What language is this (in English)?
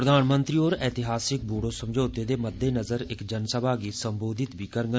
Dogri